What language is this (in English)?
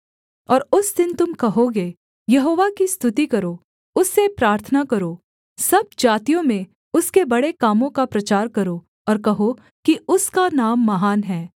Hindi